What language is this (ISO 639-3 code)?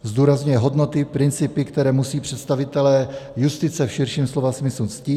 ces